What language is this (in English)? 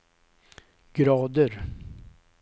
Swedish